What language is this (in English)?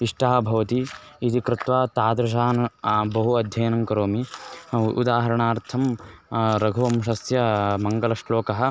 Sanskrit